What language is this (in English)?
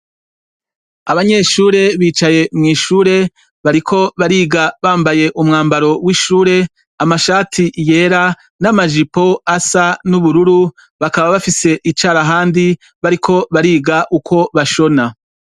Rundi